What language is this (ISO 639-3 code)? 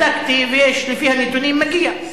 heb